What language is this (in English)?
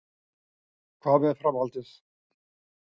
Icelandic